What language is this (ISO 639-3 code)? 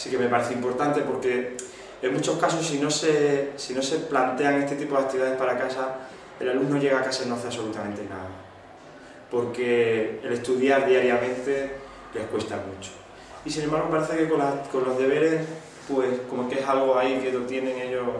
spa